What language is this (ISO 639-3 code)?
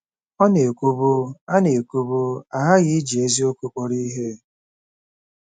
ibo